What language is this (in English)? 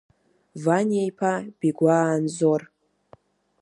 Abkhazian